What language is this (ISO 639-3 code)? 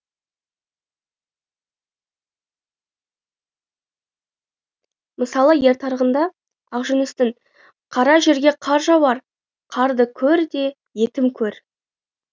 kaz